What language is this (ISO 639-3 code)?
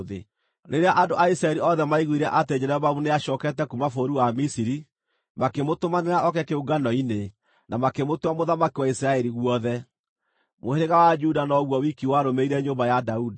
kik